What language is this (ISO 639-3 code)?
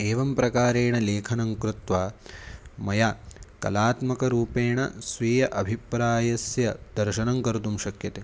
san